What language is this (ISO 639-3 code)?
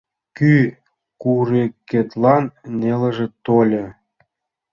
chm